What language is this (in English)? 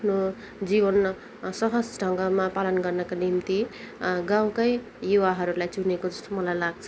Nepali